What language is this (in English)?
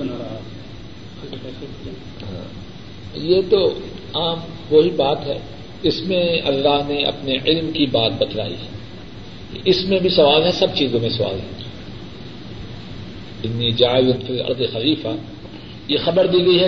Urdu